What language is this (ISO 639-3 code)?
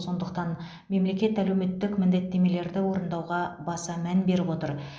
kaz